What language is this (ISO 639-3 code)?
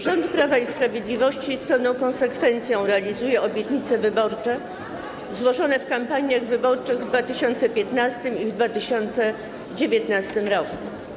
pol